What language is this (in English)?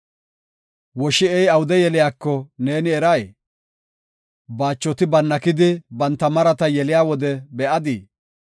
Gofa